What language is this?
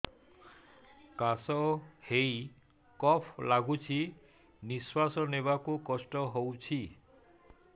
Odia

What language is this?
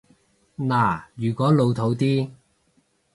Cantonese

